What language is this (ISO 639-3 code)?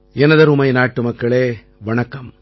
tam